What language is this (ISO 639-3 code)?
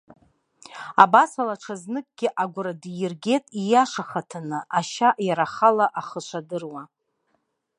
abk